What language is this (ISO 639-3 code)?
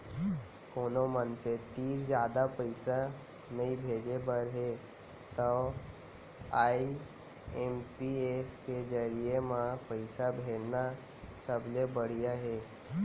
hne